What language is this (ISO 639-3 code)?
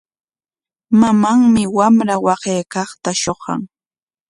qwa